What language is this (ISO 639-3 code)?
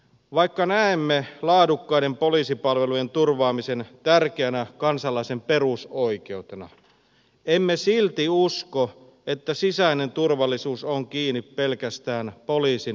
fin